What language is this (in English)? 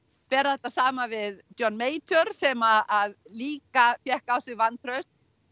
Icelandic